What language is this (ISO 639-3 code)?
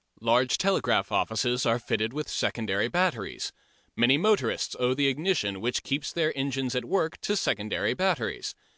eng